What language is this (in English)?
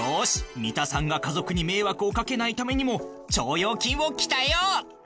Japanese